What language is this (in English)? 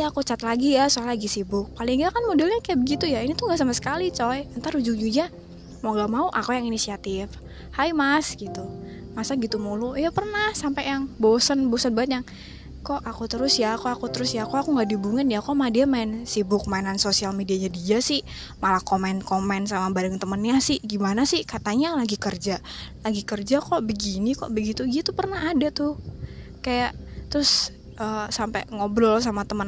Indonesian